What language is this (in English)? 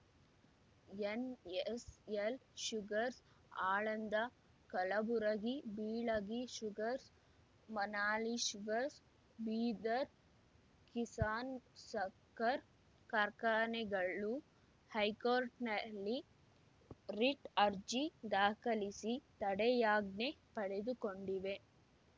Kannada